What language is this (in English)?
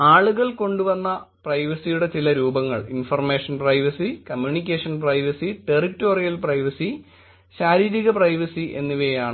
Malayalam